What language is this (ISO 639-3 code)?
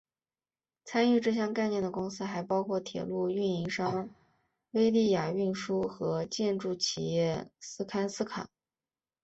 zho